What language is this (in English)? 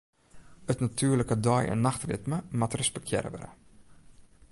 Western Frisian